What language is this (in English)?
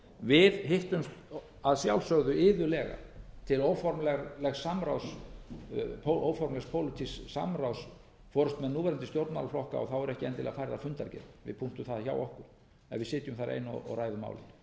Icelandic